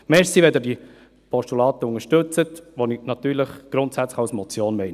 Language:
Swiss German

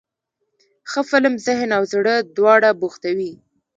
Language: Pashto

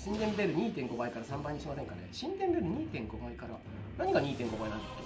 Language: Japanese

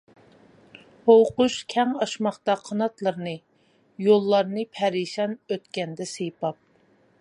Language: Uyghur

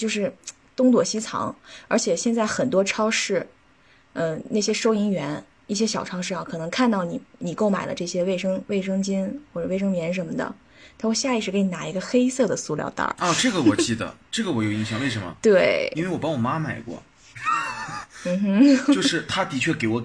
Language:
Chinese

